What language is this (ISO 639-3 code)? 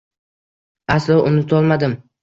uzb